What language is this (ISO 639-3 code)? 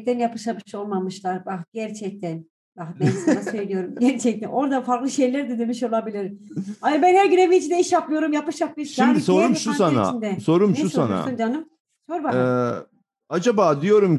tur